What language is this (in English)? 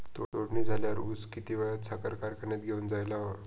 Marathi